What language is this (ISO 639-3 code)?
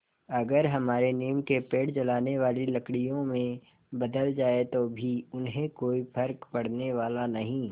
hin